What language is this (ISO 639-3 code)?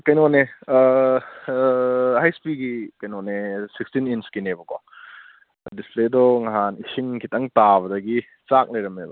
mni